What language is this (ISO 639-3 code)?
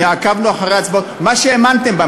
heb